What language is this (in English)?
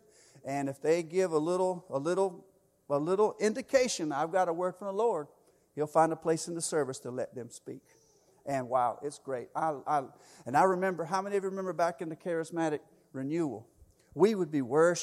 English